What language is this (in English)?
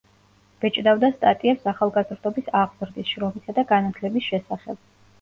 Georgian